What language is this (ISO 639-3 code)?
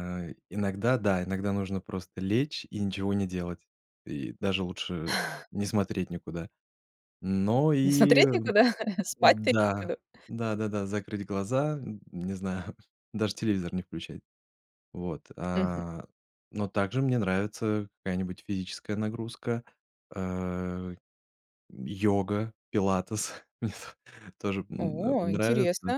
rus